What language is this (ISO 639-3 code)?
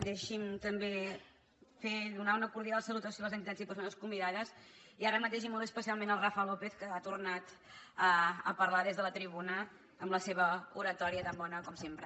cat